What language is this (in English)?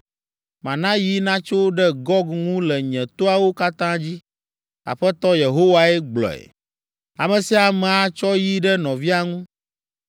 Ewe